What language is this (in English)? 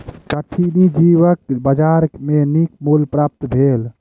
Maithili